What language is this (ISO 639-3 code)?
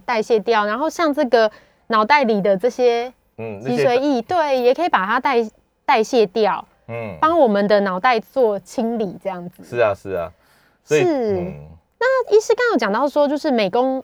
zho